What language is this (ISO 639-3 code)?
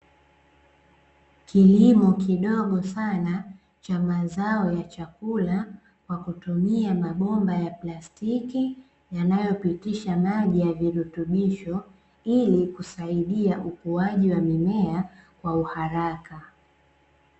swa